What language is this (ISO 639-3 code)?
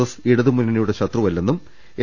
mal